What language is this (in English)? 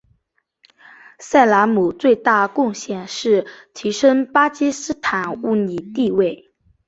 Chinese